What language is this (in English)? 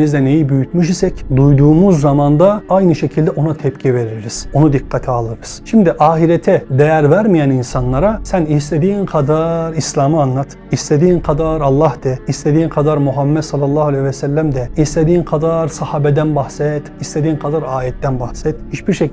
Turkish